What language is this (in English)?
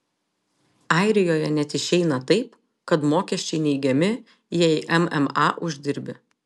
Lithuanian